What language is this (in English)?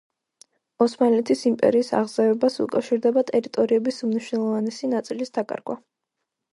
Georgian